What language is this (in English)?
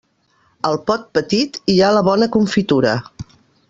Catalan